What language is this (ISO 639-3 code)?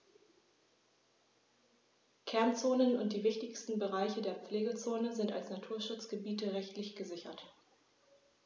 deu